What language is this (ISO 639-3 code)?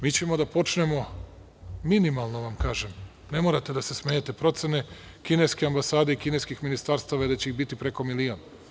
srp